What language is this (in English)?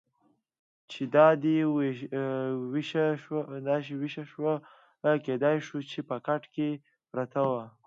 Pashto